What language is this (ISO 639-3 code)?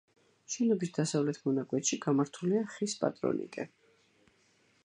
kat